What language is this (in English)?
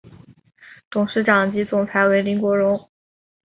Chinese